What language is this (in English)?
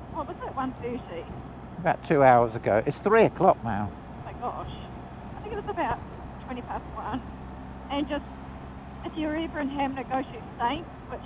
English